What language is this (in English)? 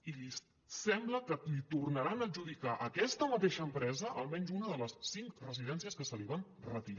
Catalan